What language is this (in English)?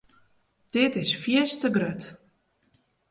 Western Frisian